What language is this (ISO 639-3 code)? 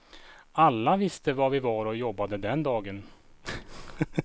swe